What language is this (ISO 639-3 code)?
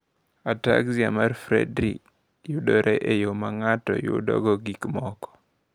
luo